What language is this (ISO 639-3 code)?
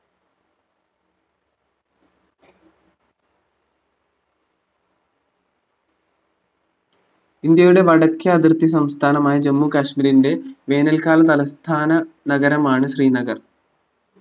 mal